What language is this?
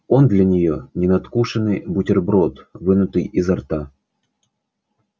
Russian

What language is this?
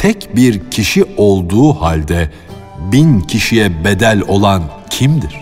Turkish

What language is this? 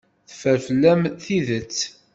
Kabyle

